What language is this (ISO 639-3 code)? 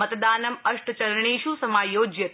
san